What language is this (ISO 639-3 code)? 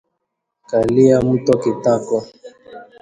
swa